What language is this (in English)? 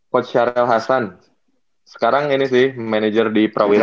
Indonesian